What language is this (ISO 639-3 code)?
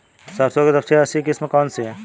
hin